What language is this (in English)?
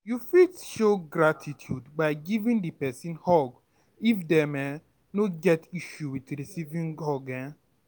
Nigerian Pidgin